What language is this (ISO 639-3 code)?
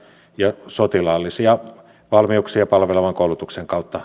fin